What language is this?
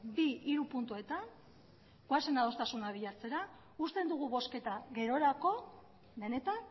Basque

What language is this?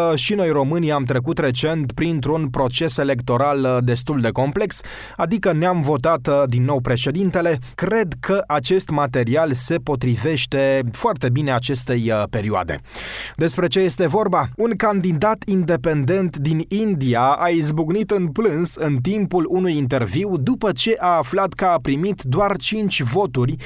Romanian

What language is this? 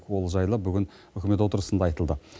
Kazakh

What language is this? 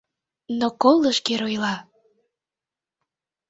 Mari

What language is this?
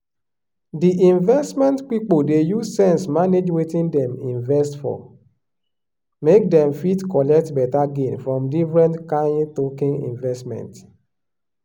Nigerian Pidgin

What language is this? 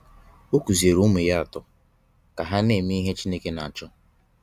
Igbo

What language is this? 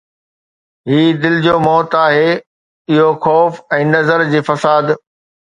Sindhi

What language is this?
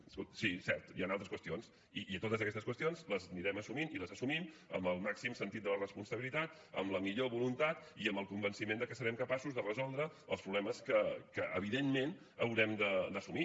Catalan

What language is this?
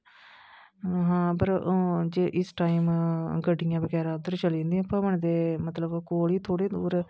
Dogri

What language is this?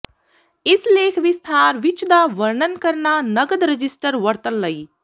Punjabi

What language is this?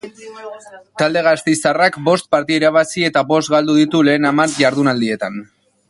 Basque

